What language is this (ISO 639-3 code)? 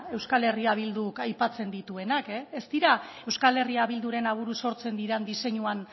eus